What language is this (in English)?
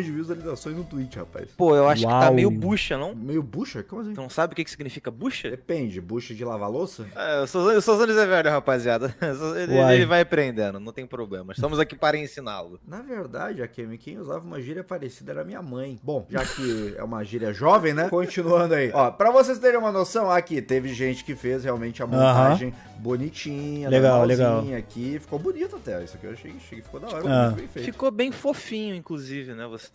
Portuguese